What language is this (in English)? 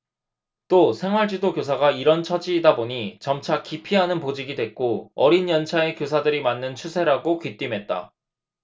Korean